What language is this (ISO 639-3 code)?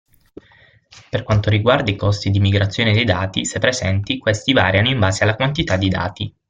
ita